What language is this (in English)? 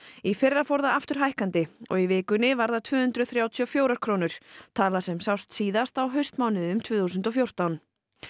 Icelandic